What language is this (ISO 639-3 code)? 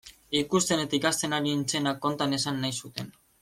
eus